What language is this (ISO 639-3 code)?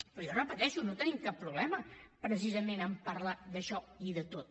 cat